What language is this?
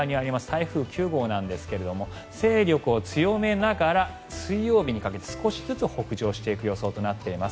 Japanese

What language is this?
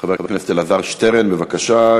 Hebrew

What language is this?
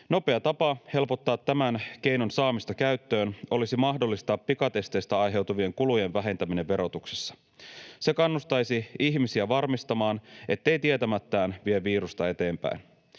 Finnish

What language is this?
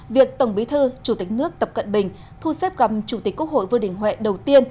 Vietnamese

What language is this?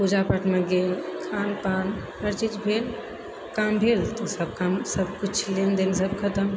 Maithili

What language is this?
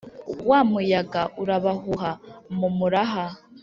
Kinyarwanda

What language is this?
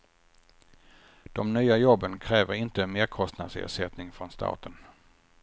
Swedish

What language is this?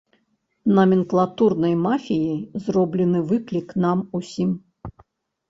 Belarusian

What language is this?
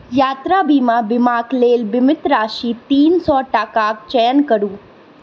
Maithili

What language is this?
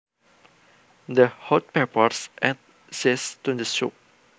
Javanese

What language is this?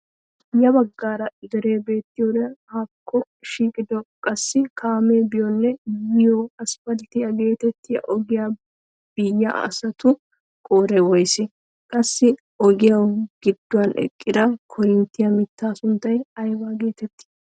Wolaytta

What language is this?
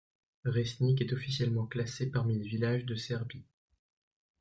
French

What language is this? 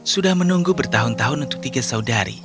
Indonesian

